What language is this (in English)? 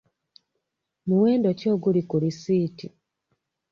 Ganda